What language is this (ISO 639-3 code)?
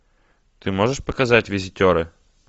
rus